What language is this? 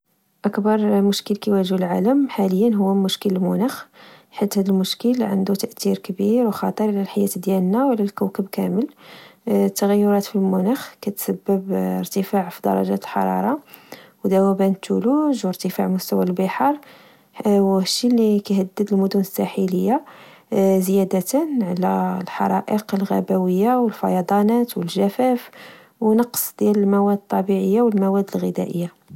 Moroccan Arabic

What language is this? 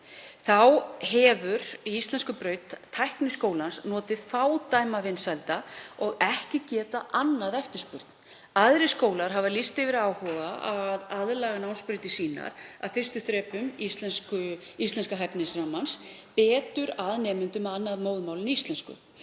Icelandic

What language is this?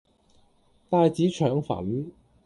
Cantonese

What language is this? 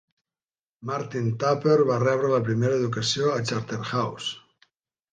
Catalan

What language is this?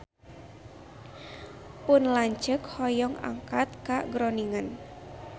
Sundanese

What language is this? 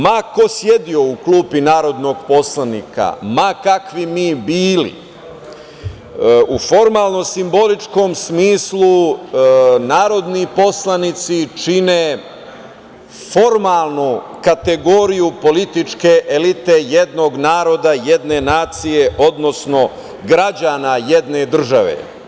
Serbian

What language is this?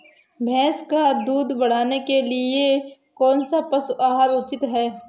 Hindi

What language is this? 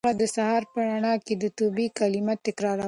Pashto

